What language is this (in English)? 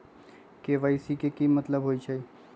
Magahi